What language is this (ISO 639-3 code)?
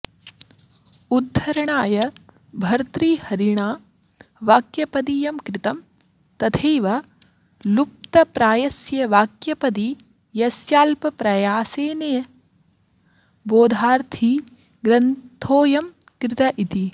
san